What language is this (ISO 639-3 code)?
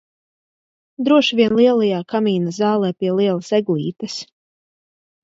lav